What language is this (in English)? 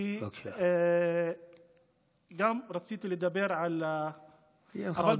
Hebrew